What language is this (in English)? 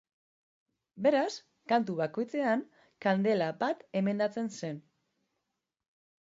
Basque